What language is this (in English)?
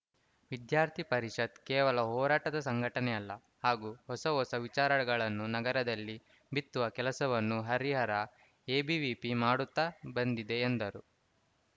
Kannada